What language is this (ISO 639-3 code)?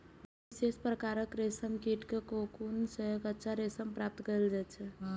mai